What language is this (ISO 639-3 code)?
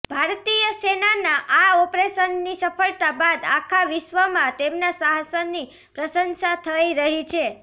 guj